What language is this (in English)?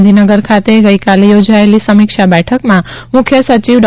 Gujarati